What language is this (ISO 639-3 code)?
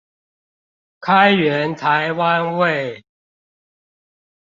zho